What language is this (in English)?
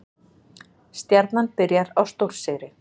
Icelandic